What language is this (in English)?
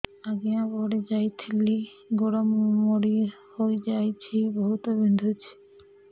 Odia